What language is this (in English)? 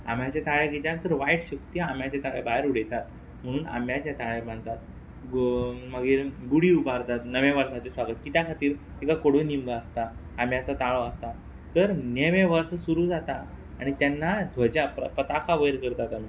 Konkani